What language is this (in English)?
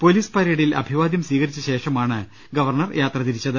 Malayalam